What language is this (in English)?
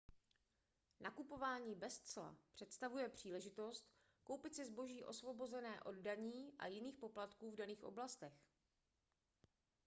Czech